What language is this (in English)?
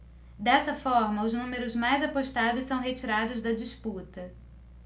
Portuguese